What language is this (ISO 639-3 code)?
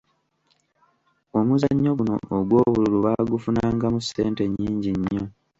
lug